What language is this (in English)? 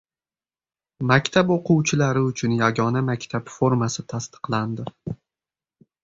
Uzbek